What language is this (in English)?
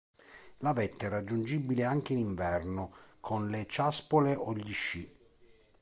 Italian